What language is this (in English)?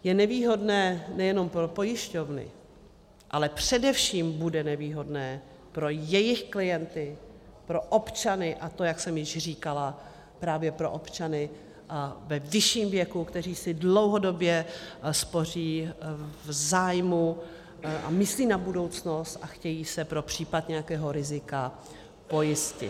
Czech